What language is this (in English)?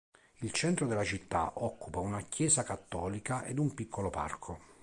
Italian